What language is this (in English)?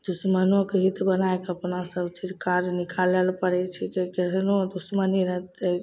Maithili